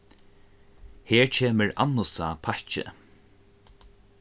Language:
Faroese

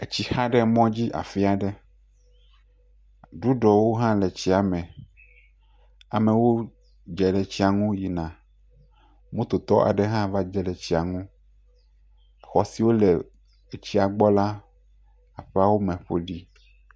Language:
Ewe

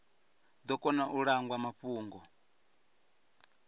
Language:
Venda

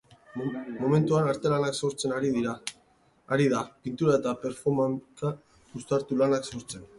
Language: Basque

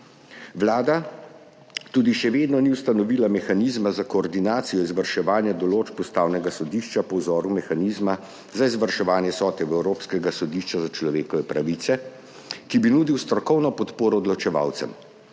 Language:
Slovenian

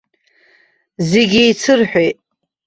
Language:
Abkhazian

